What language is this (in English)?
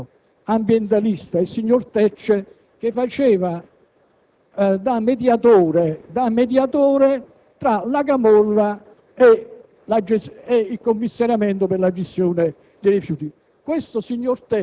Italian